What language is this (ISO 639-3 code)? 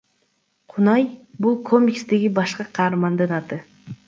kir